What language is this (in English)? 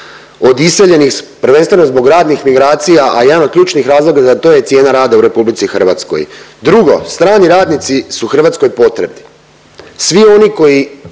Croatian